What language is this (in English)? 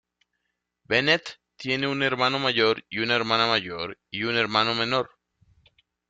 Spanish